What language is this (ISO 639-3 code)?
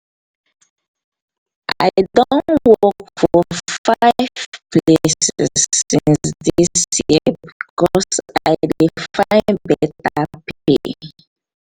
pcm